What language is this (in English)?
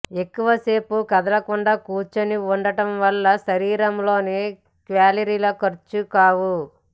Telugu